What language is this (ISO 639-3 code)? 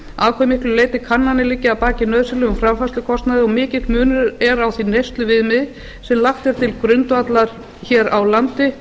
isl